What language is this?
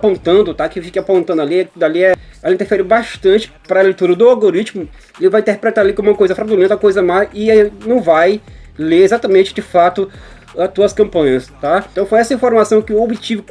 Portuguese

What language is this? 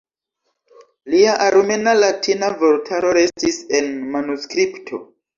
Esperanto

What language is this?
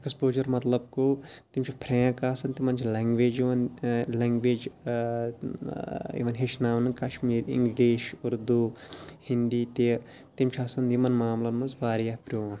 Kashmiri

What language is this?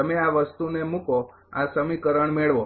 Gujarati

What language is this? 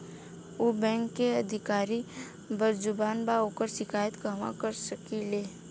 Bhojpuri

